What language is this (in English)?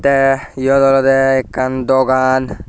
Chakma